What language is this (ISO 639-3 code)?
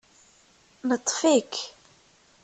kab